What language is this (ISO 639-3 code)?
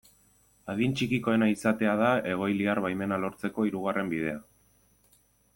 eus